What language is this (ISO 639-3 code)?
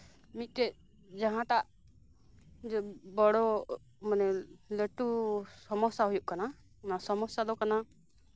sat